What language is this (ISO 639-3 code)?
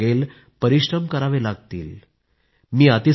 mar